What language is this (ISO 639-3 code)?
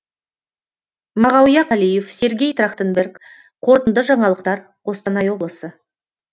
kaz